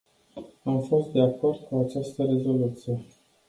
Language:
Romanian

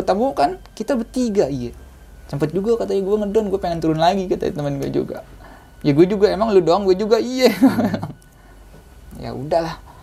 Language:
Indonesian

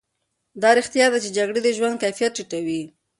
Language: Pashto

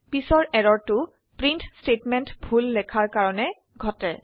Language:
Assamese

